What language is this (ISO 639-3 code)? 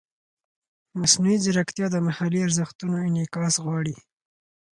pus